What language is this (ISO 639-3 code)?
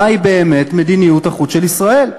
heb